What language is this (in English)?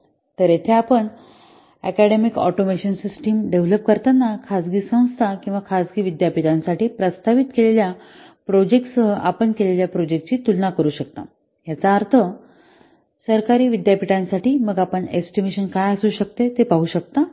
Marathi